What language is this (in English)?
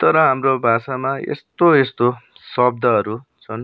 Nepali